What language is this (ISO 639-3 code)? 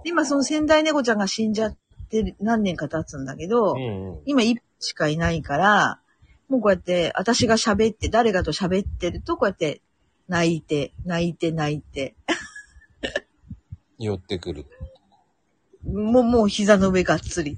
jpn